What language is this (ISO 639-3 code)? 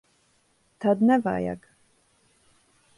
lav